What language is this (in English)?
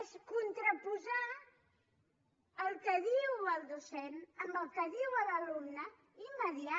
Catalan